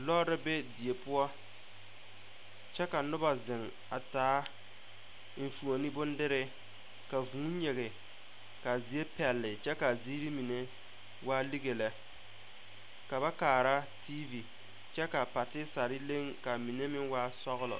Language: Southern Dagaare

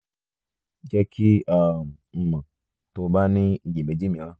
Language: Yoruba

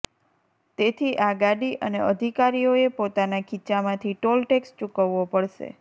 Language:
Gujarati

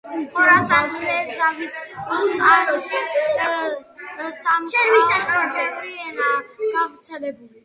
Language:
Georgian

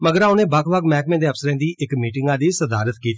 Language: Dogri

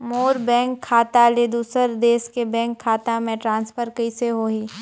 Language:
Chhattisgarhi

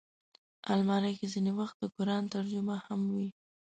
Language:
Pashto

